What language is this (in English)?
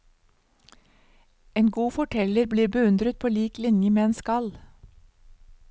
Norwegian